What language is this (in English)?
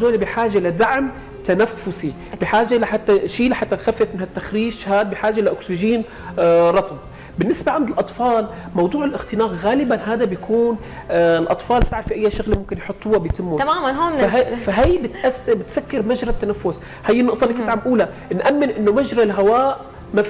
Arabic